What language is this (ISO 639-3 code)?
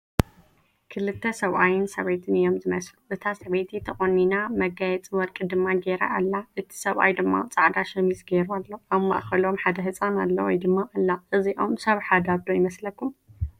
tir